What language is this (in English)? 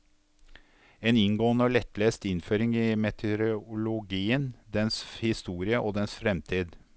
Norwegian